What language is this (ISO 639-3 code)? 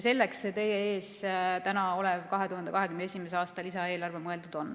est